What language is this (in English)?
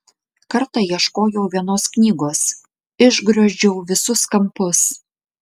Lithuanian